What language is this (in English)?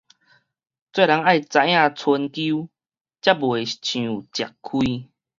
Min Nan Chinese